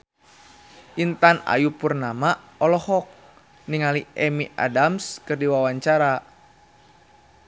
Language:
Sundanese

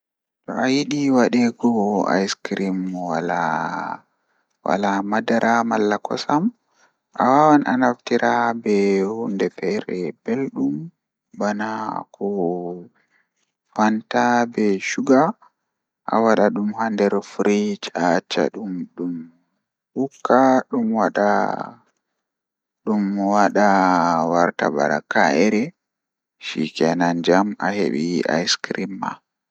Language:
Fula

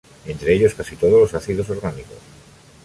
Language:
Spanish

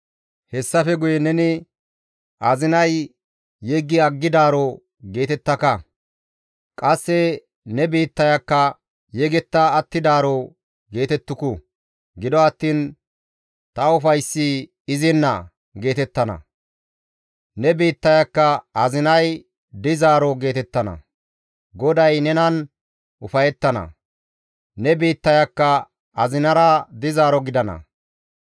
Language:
Gamo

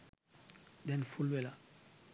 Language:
Sinhala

